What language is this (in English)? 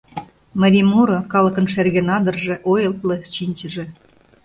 Mari